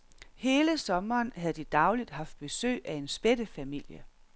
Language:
Danish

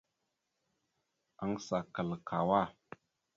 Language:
Mada (Cameroon)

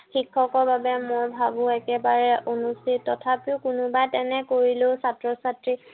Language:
Assamese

